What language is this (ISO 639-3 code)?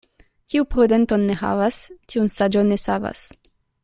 epo